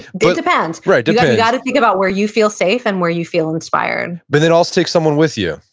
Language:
English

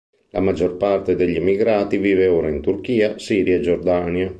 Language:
Italian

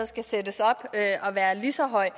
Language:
Danish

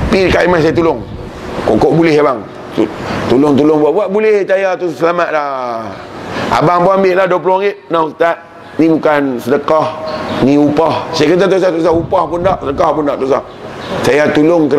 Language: Malay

